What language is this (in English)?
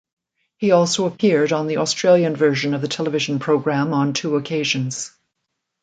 English